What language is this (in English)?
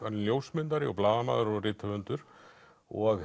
Icelandic